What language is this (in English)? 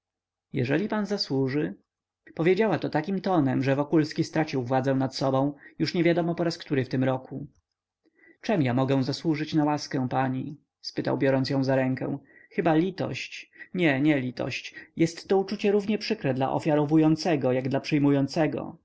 Polish